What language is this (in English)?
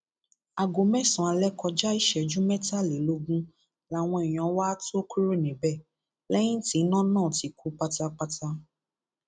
Yoruba